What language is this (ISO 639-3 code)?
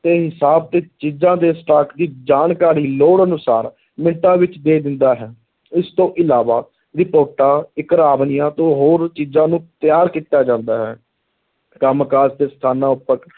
pan